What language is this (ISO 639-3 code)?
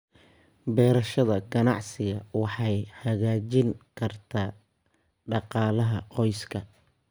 som